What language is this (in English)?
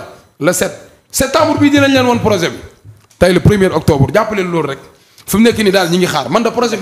French